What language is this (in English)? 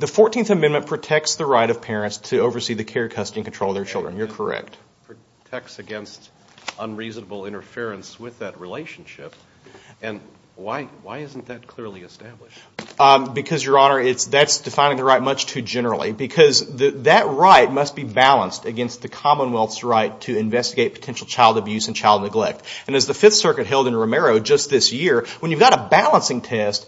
English